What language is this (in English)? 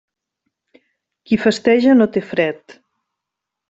Catalan